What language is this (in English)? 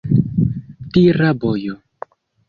Esperanto